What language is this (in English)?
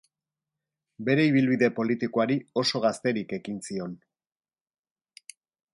Basque